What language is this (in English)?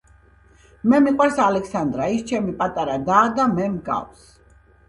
Georgian